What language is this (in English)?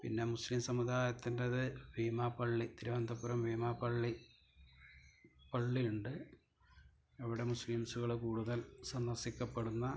Malayalam